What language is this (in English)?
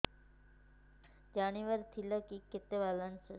Odia